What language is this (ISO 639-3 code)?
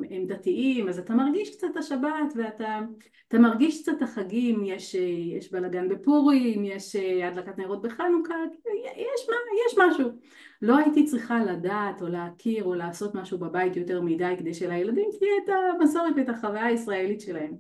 heb